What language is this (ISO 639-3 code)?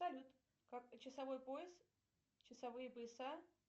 rus